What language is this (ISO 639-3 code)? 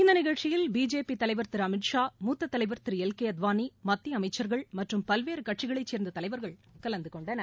tam